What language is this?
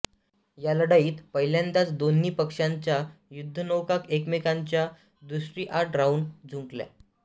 Marathi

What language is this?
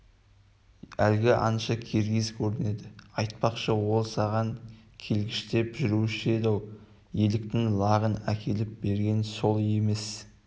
Kazakh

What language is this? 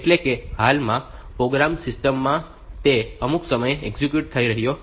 Gujarati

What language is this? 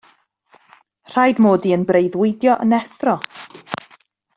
Welsh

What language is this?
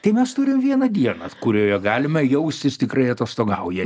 Lithuanian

